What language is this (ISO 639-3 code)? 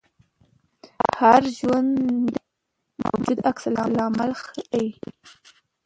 pus